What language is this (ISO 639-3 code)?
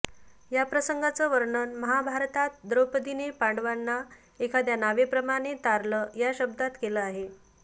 mar